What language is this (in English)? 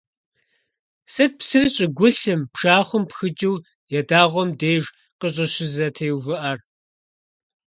Kabardian